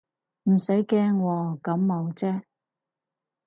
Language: Cantonese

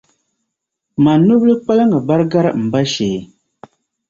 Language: Dagbani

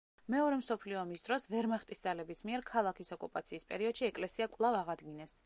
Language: Georgian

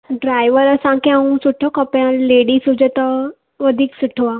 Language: Sindhi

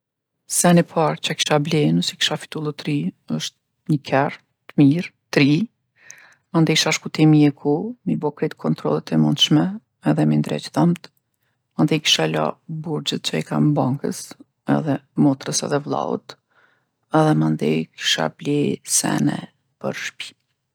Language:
Gheg Albanian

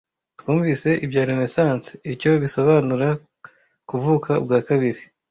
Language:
Kinyarwanda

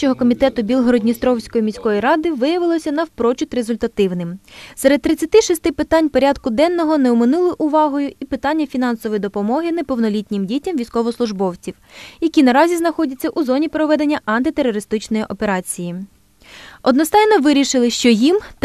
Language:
Ukrainian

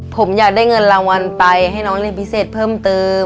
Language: Thai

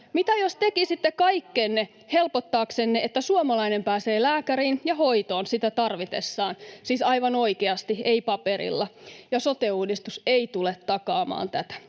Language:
Finnish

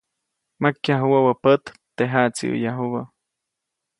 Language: Copainalá Zoque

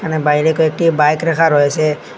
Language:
Bangla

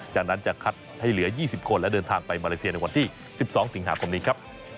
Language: Thai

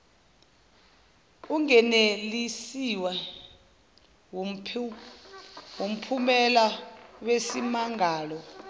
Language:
Zulu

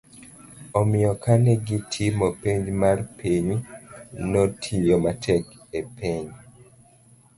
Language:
Luo (Kenya and Tanzania)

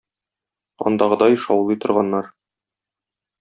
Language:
Tatar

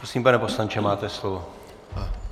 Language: Czech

